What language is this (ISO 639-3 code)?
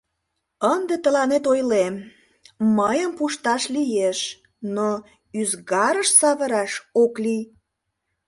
chm